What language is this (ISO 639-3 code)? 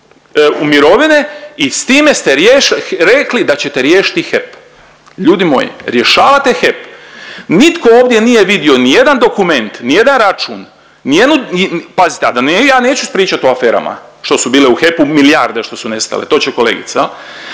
hrv